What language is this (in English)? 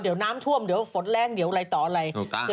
Thai